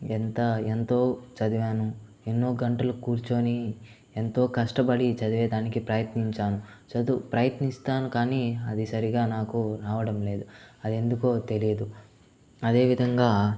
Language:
Telugu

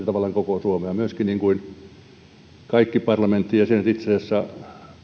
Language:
Finnish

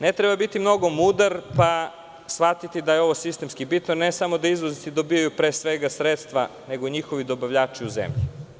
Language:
Serbian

